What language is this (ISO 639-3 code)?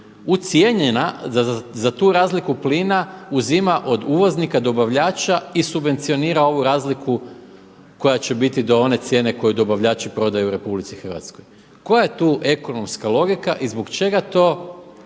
hrv